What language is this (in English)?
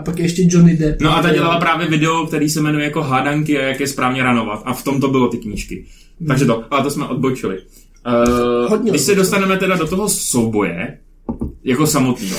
Czech